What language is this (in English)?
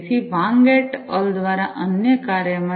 Gujarati